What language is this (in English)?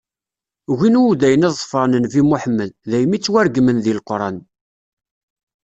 Kabyle